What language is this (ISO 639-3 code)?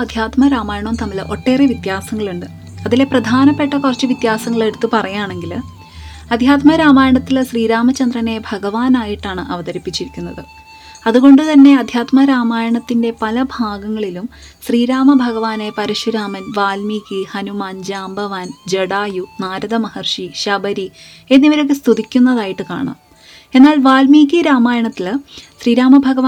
mal